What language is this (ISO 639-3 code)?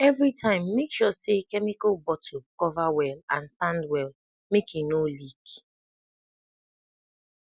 pcm